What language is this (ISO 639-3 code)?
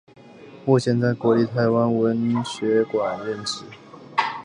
zho